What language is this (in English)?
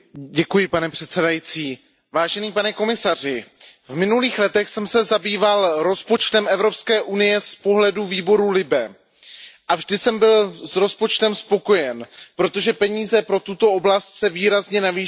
Czech